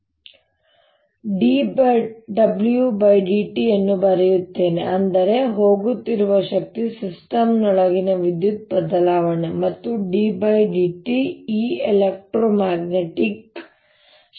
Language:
Kannada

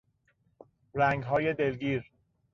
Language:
Persian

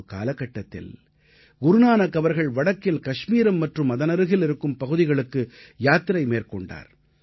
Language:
Tamil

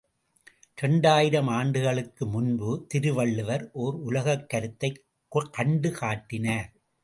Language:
Tamil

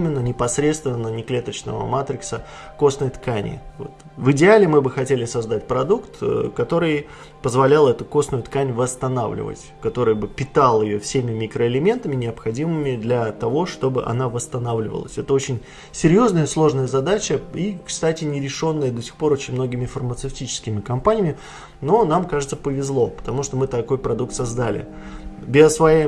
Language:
Russian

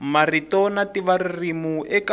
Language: Tsonga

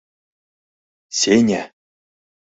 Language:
Mari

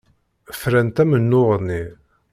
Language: Kabyle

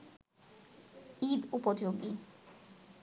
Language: Bangla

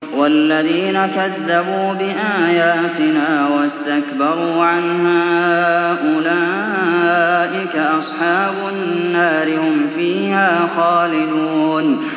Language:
Arabic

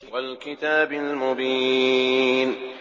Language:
Arabic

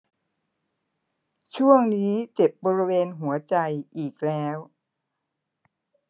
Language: Thai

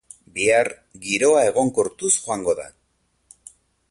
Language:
Basque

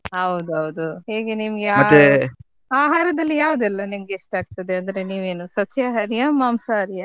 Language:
Kannada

